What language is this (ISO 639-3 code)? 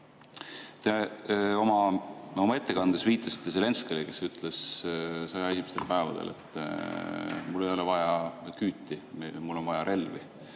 est